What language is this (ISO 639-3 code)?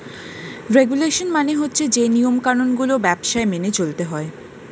ben